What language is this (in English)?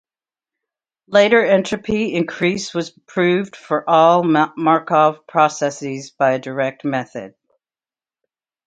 English